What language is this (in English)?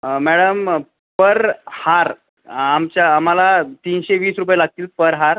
Marathi